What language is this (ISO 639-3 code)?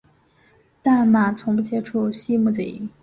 zho